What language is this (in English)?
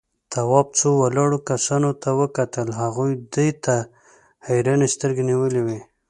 Pashto